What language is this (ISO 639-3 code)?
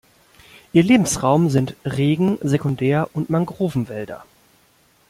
deu